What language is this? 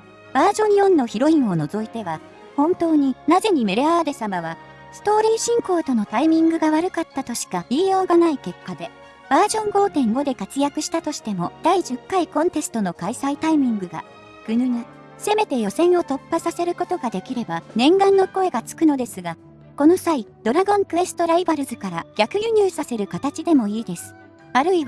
Japanese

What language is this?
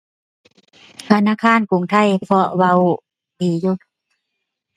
Thai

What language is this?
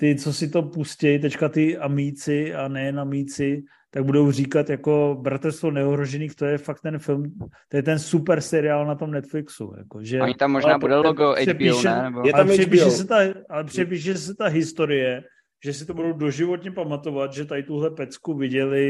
Czech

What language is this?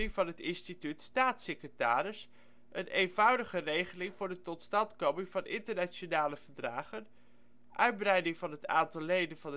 Dutch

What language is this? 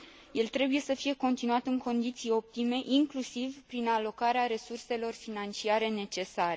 Romanian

